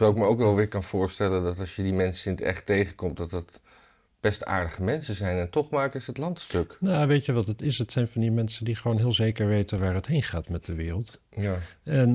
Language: Dutch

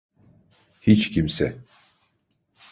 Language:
Turkish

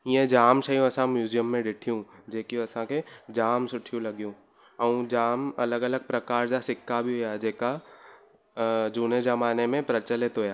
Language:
Sindhi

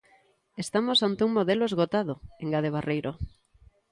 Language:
Galician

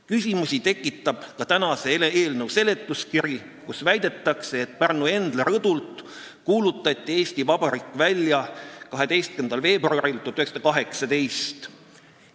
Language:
Estonian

